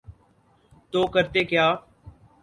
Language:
Urdu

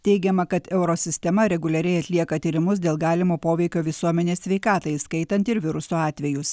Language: Lithuanian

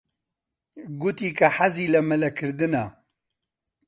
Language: Central Kurdish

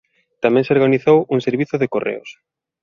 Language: Galician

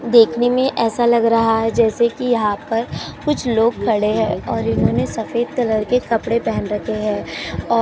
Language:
Hindi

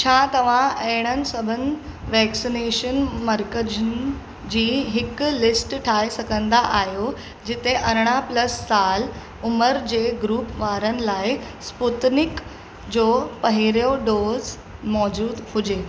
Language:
Sindhi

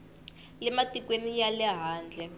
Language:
Tsonga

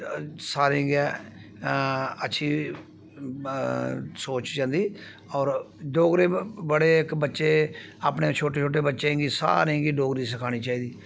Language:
Dogri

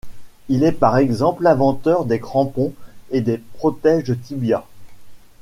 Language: French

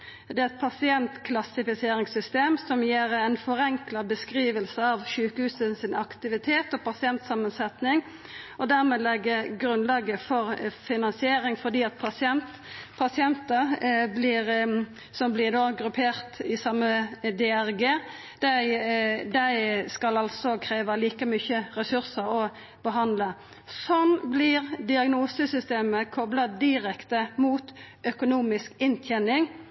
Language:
Norwegian Nynorsk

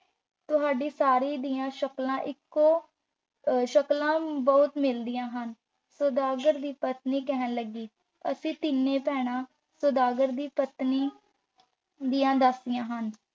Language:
Punjabi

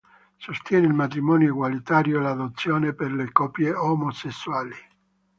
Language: Italian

